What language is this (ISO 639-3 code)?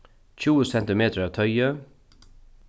fao